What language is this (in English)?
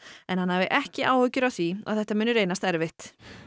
Icelandic